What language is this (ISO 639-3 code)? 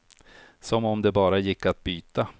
swe